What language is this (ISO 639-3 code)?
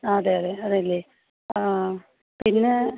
mal